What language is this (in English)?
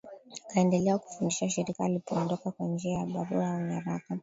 Swahili